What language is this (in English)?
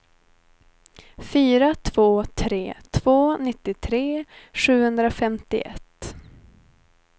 Swedish